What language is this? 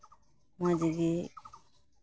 Santali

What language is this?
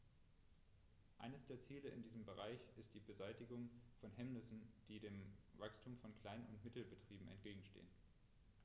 German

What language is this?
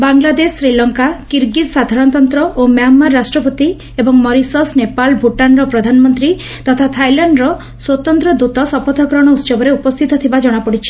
Odia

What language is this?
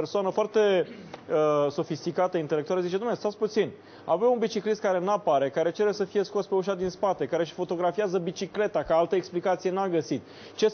Romanian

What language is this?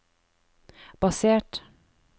Norwegian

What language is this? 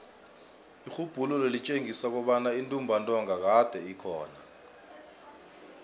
South Ndebele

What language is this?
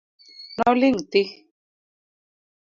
Luo (Kenya and Tanzania)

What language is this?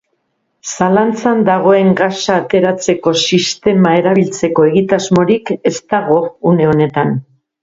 Basque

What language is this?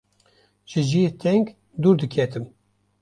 Kurdish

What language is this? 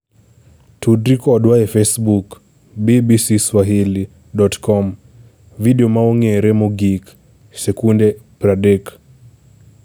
Luo (Kenya and Tanzania)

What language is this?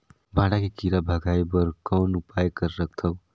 Chhattisgarhi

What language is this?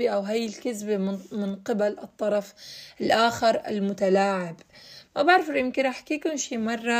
Arabic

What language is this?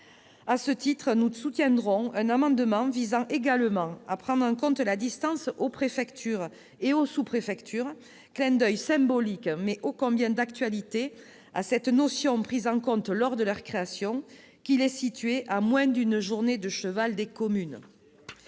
French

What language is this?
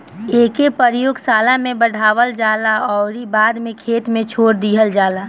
Bhojpuri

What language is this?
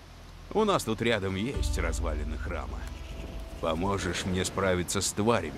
Russian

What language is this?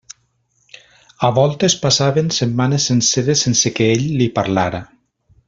Catalan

